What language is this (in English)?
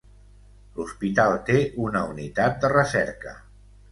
Catalan